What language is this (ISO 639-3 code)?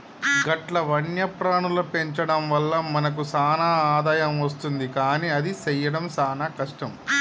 tel